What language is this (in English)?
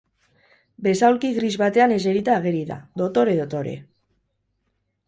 Basque